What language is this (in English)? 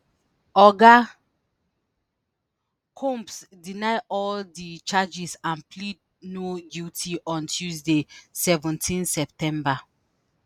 Nigerian Pidgin